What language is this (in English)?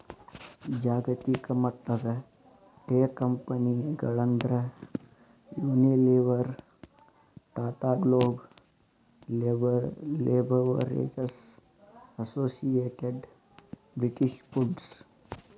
Kannada